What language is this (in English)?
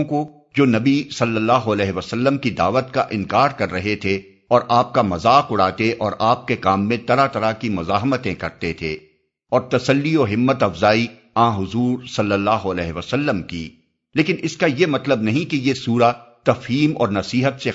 Urdu